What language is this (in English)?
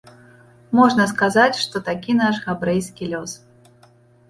Belarusian